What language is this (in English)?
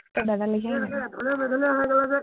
Assamese